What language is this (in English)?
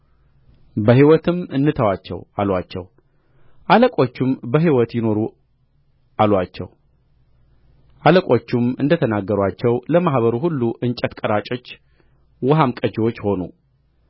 Amharic